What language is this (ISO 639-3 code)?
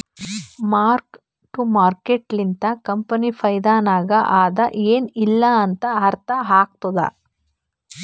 kan